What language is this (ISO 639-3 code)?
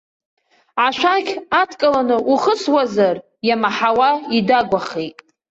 abk